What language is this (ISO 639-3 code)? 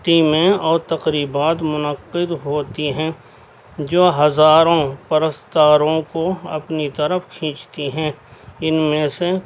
urd